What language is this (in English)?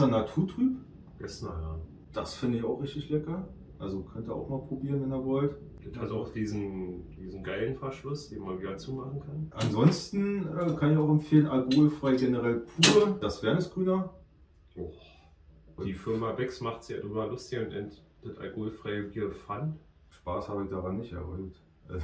German